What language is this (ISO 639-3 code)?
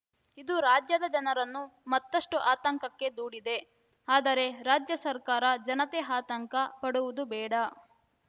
kan